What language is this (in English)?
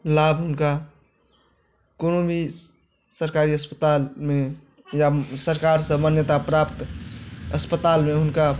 Maithili